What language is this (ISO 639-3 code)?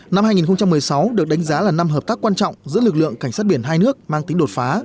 vie